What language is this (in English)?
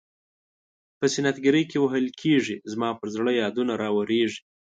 Pashto